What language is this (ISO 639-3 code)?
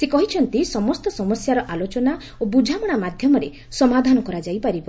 ori